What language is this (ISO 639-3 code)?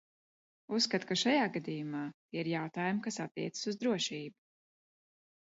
lav